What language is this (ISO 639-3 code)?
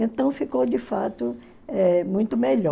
por